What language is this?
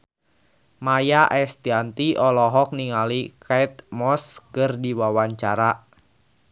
Sundanese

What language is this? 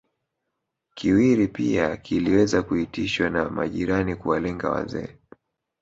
Swahili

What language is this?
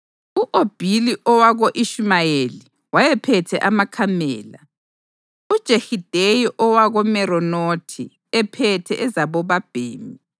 North Ndebele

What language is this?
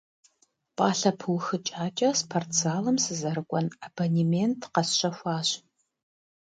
Kabardian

